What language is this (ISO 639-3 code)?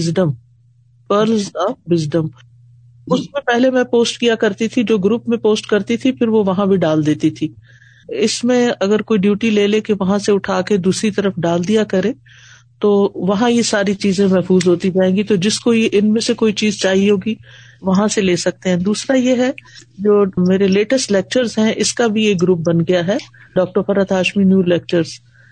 urd